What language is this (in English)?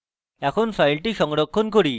Bangla